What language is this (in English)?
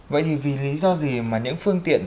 Vietnamese